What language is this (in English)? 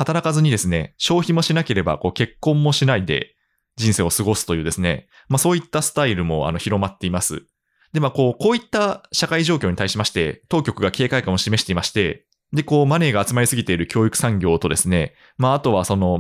Japanese